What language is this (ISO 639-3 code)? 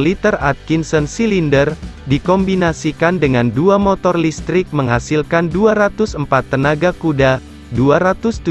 ind